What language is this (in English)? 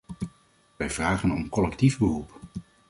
Dutch